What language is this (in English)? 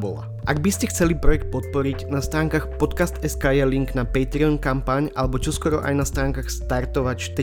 Slovak